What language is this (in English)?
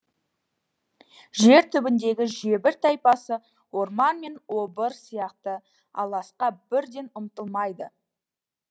Kazakh